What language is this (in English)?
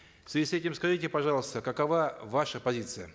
Kazakh